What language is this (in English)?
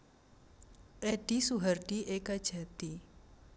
Javanese